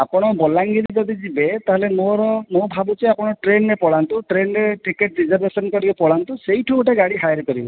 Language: Odia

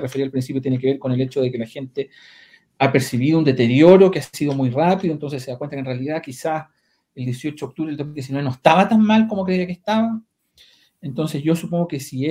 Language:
Spanish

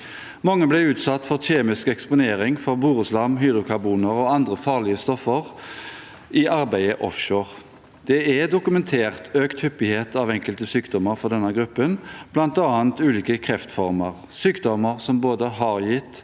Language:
Norwegian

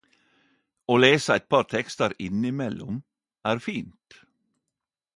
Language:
Norwegian Nynorsk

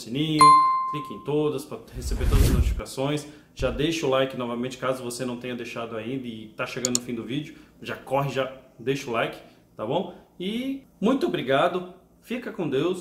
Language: Portuguese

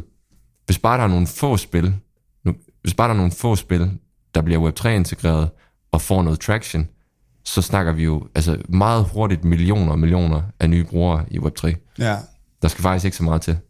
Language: Danish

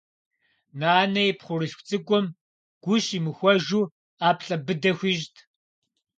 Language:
Kabardian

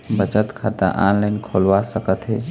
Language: Chhattisgarhi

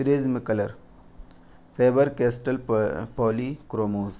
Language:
Urdu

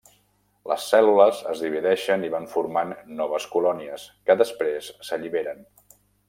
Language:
Catalan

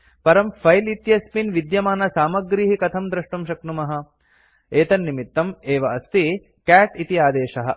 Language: Sanskrit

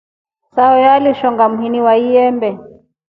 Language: Rombo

